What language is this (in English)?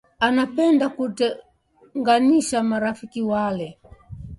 Swahili